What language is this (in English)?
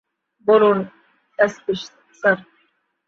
Bangla